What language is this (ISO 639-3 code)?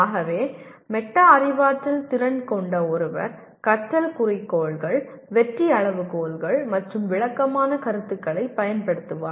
tam